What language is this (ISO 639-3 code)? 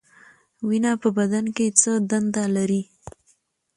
pus